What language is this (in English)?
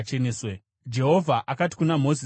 Shona